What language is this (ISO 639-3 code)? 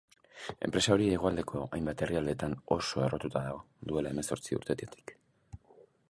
eus